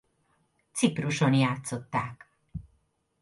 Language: Hungarian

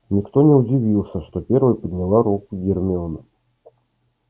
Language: Russian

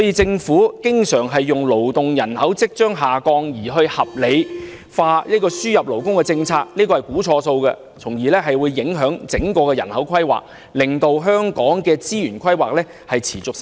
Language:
Cantonese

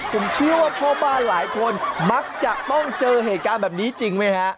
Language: Thai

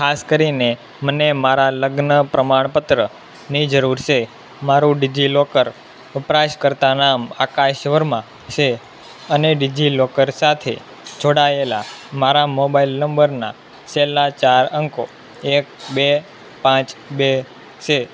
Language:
Gujarati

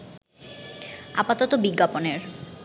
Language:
Bangla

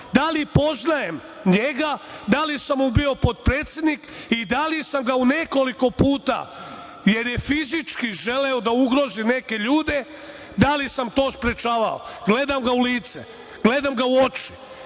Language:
Serbian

